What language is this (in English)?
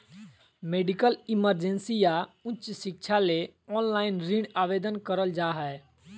Magahi